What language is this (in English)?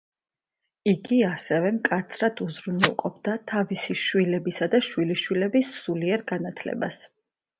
Georgian